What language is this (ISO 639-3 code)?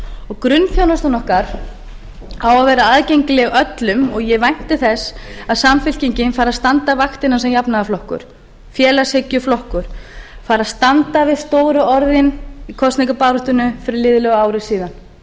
isl